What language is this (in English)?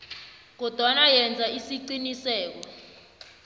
South Ndebele